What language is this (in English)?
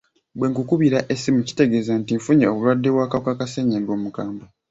Ganda